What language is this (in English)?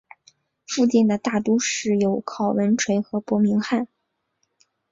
Chinese